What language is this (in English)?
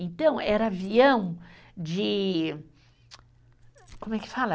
Portuguese